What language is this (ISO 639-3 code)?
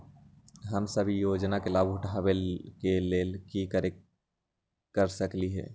mag